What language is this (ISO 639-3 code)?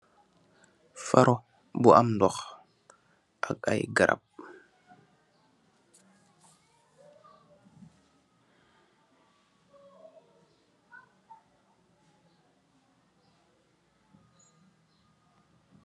wol